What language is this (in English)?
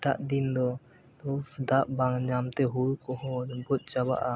Santali